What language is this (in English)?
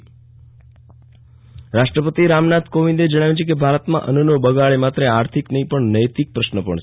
Gujarati